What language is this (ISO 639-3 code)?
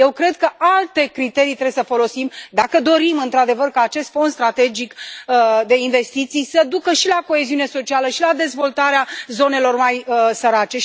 ron